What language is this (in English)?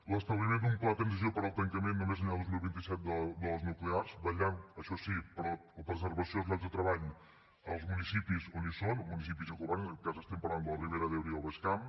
Catalan